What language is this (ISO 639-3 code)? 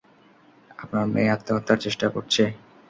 ben